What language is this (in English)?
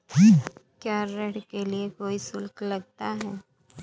Hindi